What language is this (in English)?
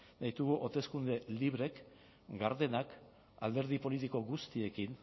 Basque